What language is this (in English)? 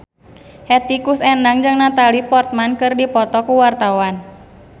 Sundanese